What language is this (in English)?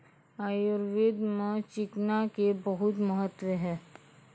Maithili